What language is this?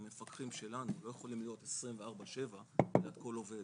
Hebrew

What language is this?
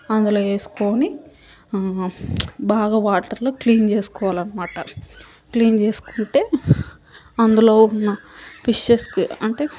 Telugu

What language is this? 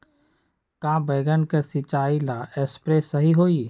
Magahi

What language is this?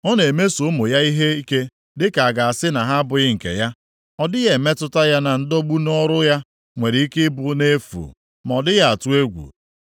Igbo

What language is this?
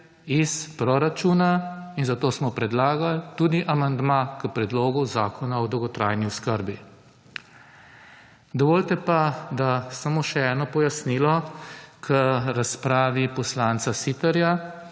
Slovenian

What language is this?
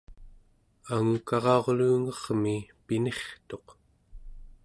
Central Yupik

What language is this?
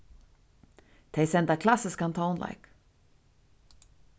Faroese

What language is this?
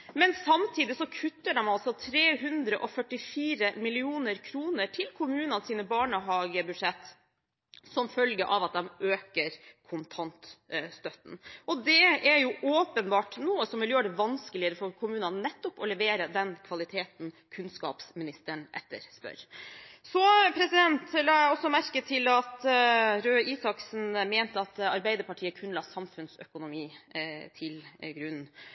Norwegian Bokmål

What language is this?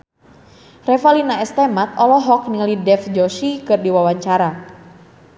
Sundanese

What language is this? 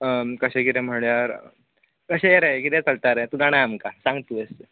Konkani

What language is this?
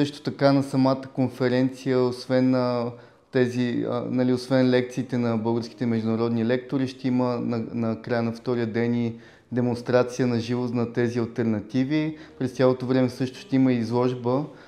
Bulgarian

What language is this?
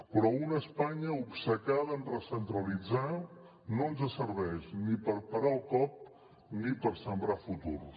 Catalan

